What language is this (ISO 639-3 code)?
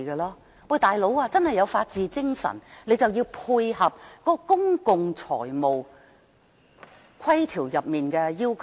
yue